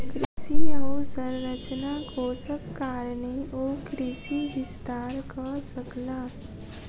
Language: Maithili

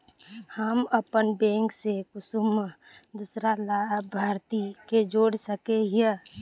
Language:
Magahi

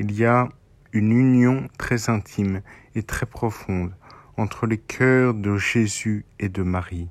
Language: French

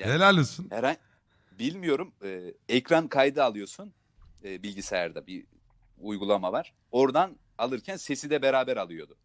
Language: Turkish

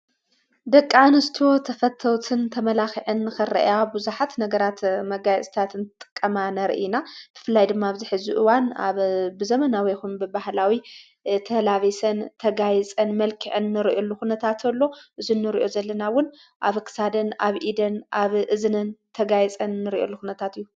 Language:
Tigrinya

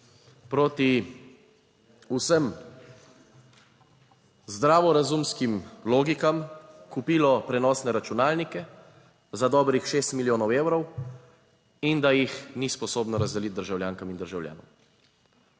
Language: Slovenian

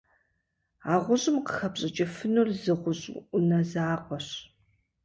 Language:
Kabardian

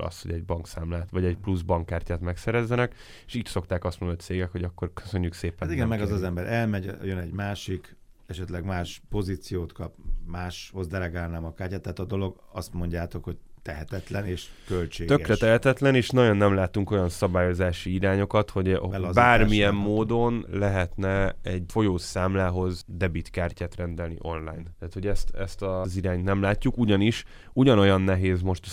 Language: Hungarian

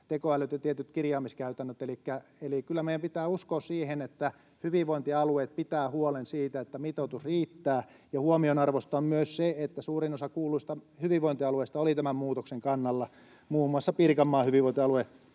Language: Finnish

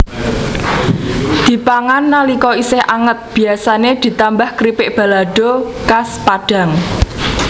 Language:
Javanese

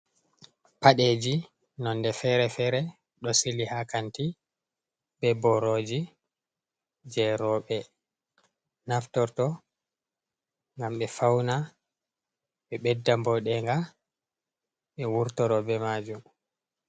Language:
Fula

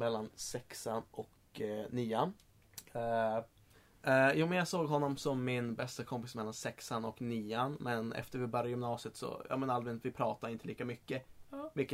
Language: Swedish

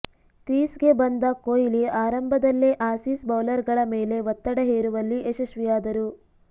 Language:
Kannada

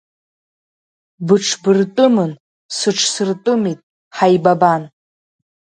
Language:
Abkhazian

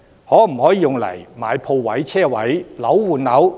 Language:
Cantonese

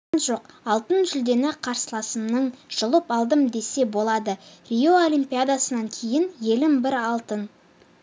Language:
Kazakh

